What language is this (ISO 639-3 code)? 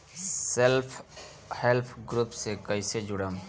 bho